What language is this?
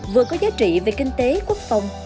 Vietnamese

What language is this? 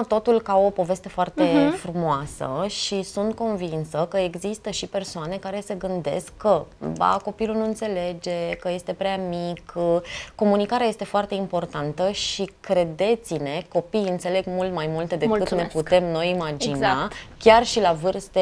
Romanian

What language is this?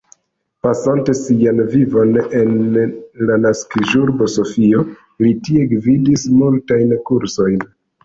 Esperanto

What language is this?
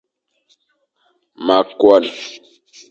Fang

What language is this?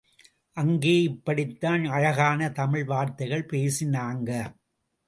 Tamil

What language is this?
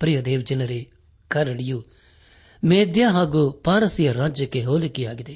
Kannada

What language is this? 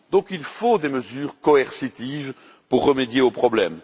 French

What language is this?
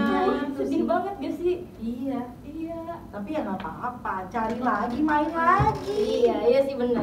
Indonesian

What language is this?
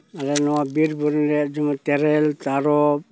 Santali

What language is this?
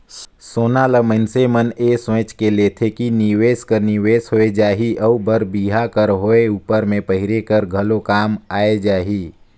Chhattisgarhi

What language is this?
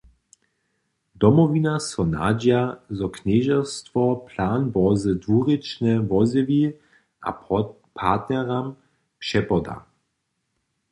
Upper Sorbian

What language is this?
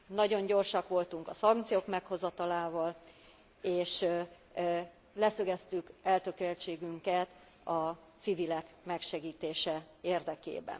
Hungarian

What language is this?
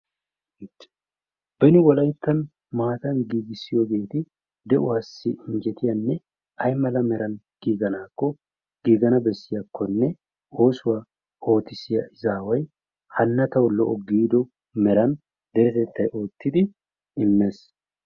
Wolaytta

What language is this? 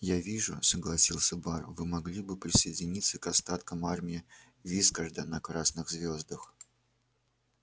Russian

